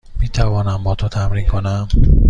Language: Persian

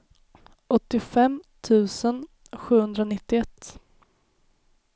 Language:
Swedish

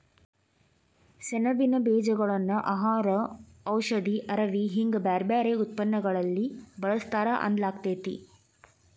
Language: Kannada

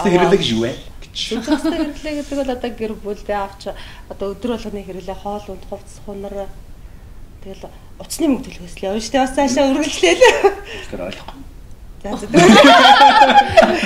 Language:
Bulgarian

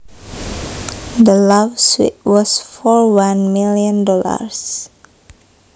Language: Javanese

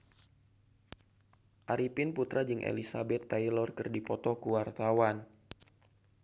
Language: Sundanese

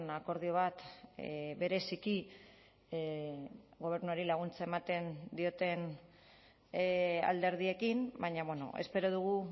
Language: Basque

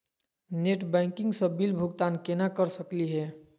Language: Magahi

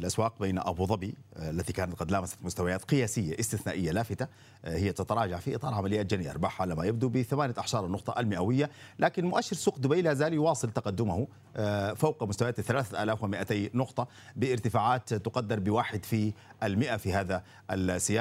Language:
Arabic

